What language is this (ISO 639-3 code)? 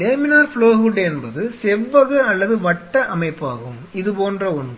tam